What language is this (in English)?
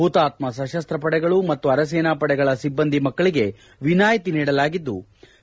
Kannada